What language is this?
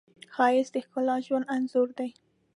Pashto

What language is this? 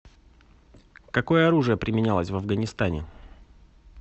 Russian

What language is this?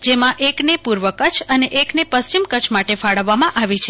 Gujarati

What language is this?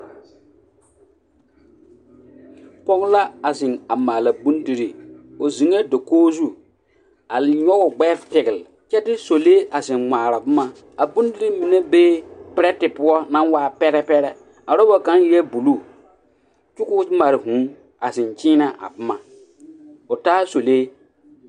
Southern Dagaare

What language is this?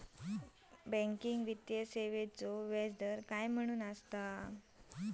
Marathi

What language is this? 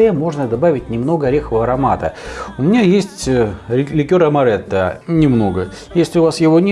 Russian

